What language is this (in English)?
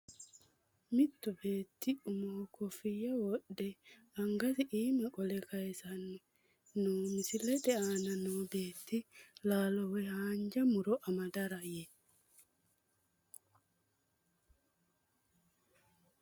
Sidamo